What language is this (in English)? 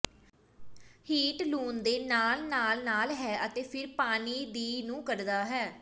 Punjabi